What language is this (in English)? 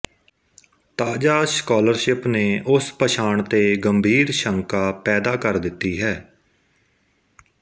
Punjabi